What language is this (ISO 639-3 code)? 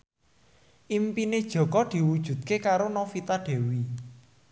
jav